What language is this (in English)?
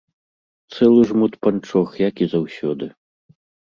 Belarusian